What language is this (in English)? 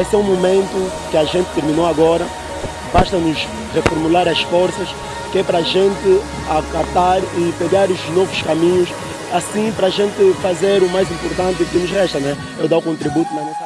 Portuguese